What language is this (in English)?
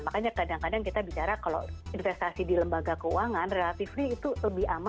Indonesian